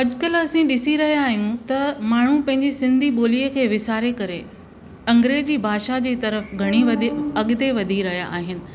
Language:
Sindhi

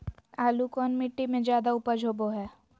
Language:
Magahi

